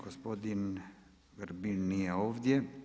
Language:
Croatian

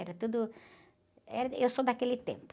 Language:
Portuguese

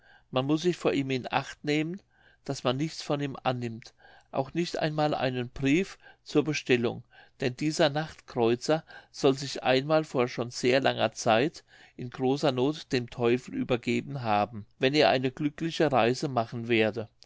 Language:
German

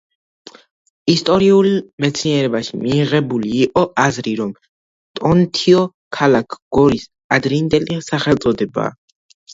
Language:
Georgian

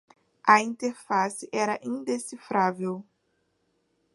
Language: Portuguese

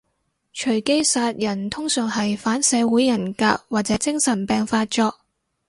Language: Cantonese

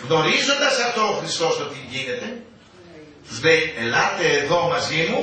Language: Greek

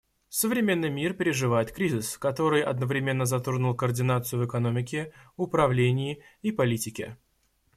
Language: Russian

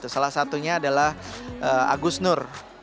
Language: Indonesian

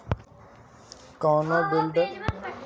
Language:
Bhojpuri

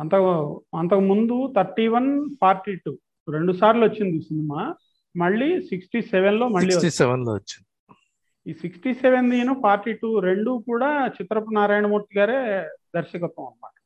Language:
Telugu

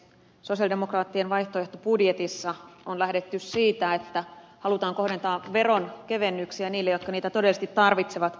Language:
Finnish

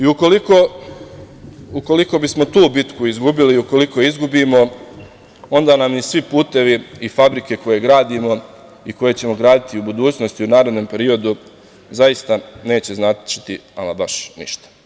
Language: Serbian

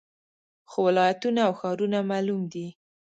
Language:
Pashto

